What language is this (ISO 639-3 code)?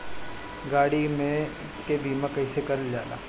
bho